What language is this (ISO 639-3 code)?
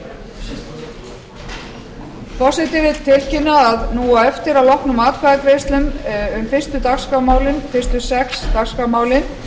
isl